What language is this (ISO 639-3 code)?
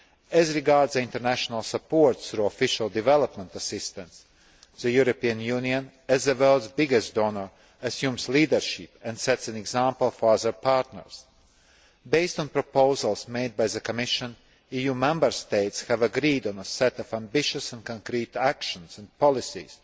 eng